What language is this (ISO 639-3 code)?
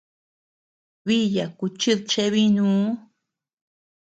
cux